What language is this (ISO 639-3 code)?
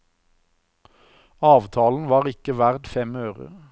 nor